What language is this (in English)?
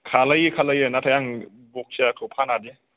Bodo